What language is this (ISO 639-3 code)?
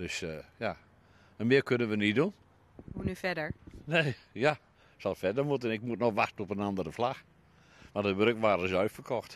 nld